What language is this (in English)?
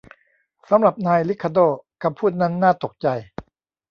Thai